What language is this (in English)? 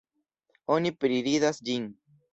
Esperanto